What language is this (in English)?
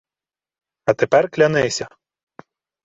Ukrainian